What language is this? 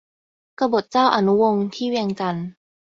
Thai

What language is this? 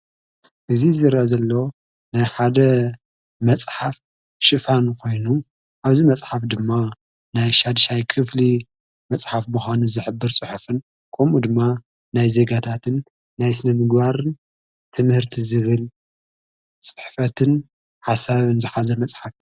Tigrinya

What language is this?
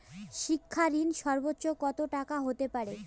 Bangla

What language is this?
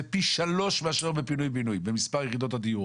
Hebrew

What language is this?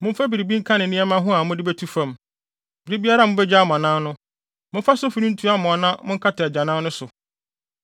Akan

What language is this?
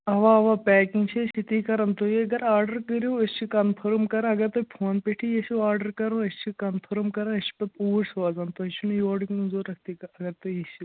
Kashmiri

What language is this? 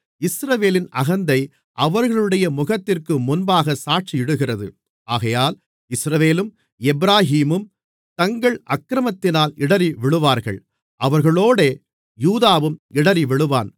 Tamil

